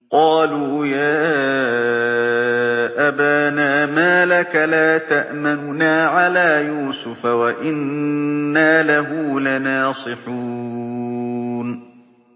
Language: Arabic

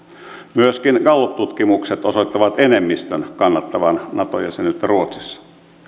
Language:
Finnish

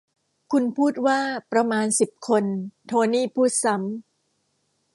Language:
Thai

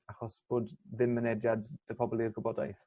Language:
Welsh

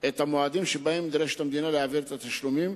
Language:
Hebrew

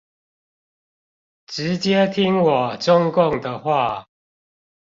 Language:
Chinese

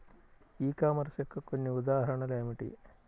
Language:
Telugu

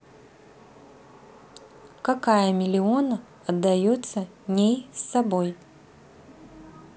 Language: Russian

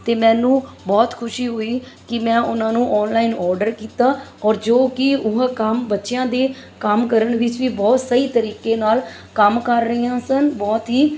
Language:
Punjabi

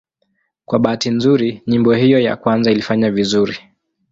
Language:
Swahili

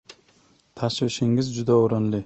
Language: Uzbek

